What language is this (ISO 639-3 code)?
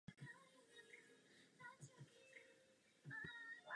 ces